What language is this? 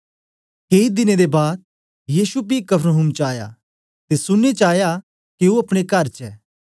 Dogri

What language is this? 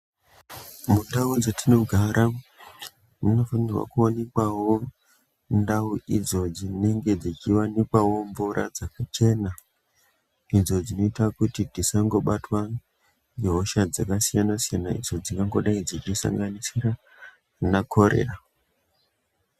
Ndau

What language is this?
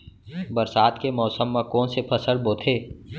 Chhattisgarhi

